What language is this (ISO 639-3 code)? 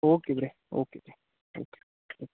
pan